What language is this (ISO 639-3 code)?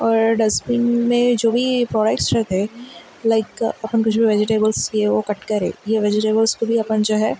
urd